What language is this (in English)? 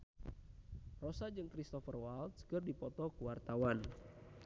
Sundanese